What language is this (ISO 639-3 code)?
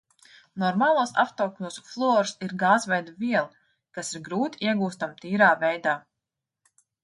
lav